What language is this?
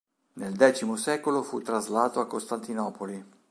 Italian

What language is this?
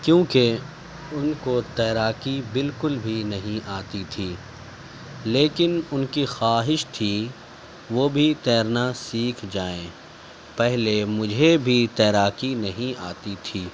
Urdu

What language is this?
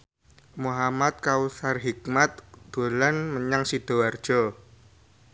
Javanese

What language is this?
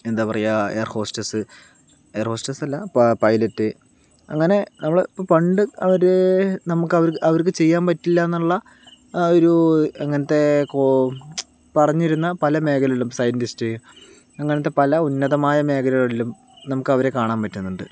Malayalam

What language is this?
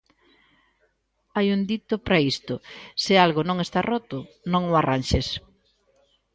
Galician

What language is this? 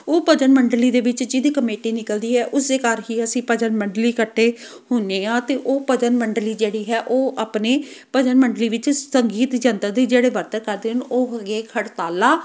Punjabi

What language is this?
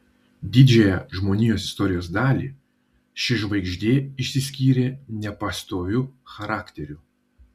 Lithuanian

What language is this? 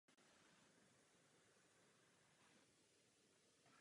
Czech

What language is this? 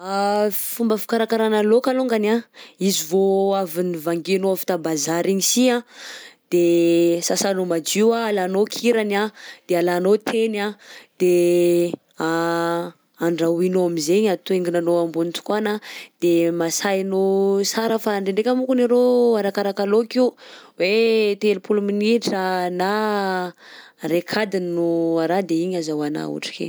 Southern Betsimisaraka Malagasy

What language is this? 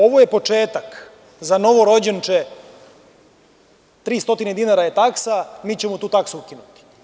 Serbian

